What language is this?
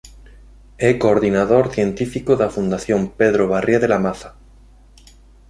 Galician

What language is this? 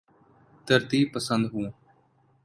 Urdu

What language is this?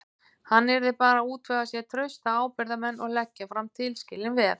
Icelandic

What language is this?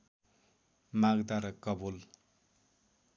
Nepali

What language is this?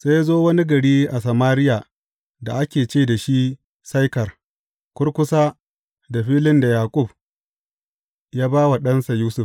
Hausa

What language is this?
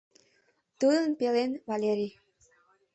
Mari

